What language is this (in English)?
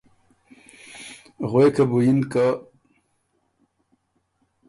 Ormuri